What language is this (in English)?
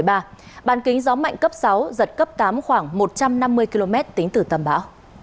Vietnamese